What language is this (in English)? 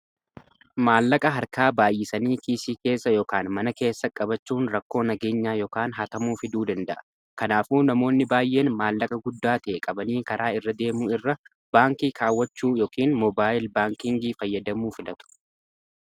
Oromo